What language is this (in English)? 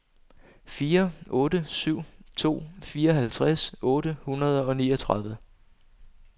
Danish